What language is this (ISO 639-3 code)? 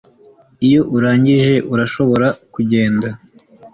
kin